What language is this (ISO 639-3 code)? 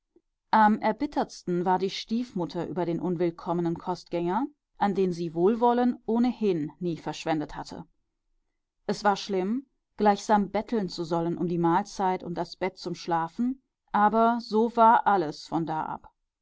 deu